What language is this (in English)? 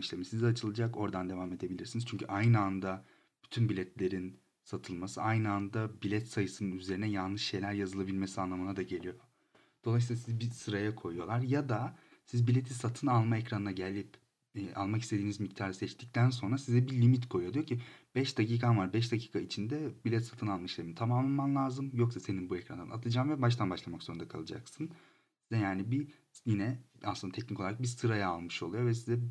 Turkish